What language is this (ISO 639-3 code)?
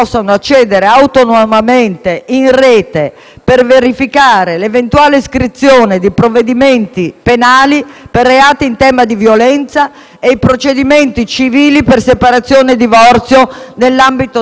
ita